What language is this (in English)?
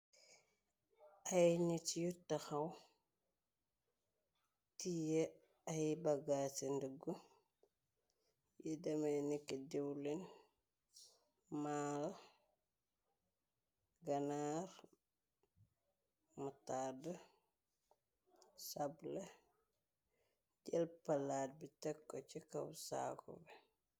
Wolof